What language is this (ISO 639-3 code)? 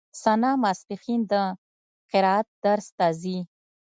pus